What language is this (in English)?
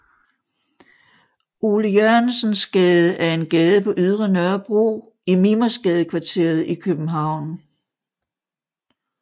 Danish